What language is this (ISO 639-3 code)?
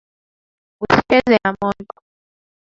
swa